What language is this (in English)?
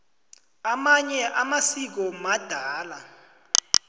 South Ndebele